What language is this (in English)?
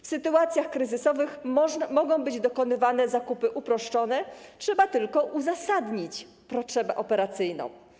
Polish